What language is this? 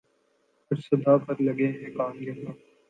Urdu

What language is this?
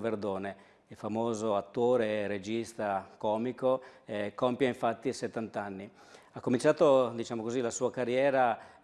Italian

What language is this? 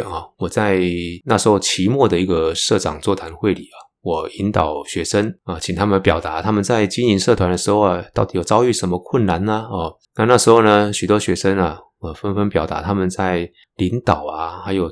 Chinese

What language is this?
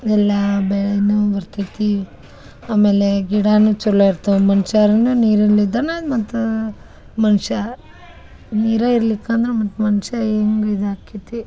Kannada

